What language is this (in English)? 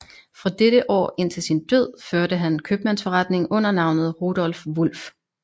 Danish